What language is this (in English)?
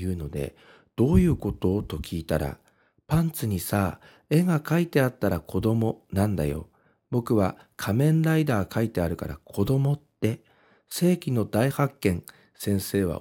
Japanese